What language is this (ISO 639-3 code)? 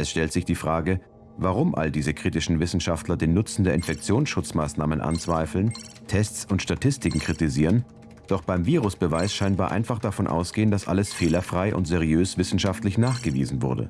deu